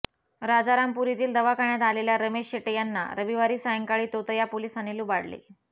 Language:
Marathi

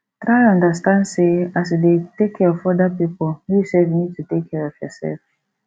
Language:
Nigerian Pidgin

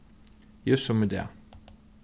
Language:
Faroese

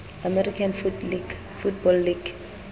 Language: Southern Sotho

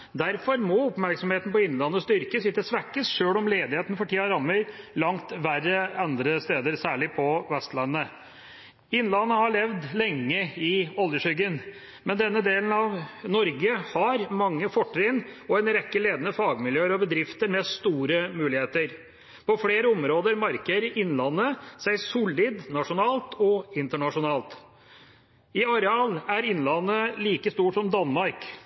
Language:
Norwegian Bokmål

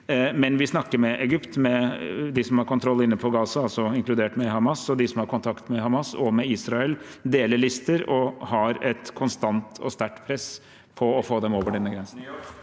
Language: Norwegian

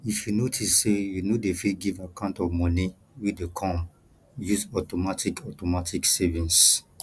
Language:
Nigerian Pidgin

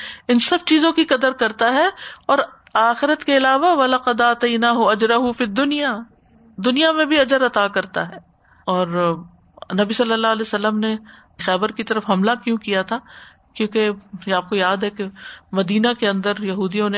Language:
Urdu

